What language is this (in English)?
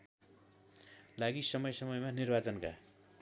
Nepali